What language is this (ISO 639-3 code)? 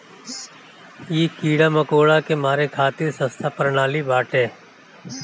bho